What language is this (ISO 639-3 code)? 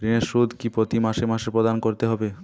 ben